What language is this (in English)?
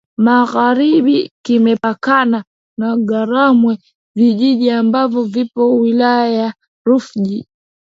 Swahili